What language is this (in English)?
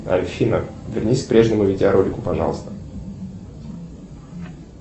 Russian